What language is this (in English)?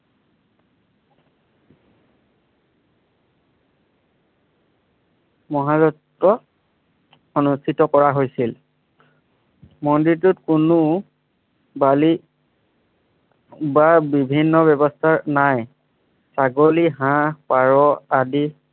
Assamese